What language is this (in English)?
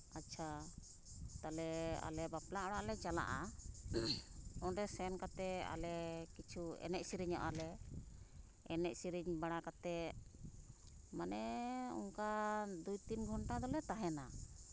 Santali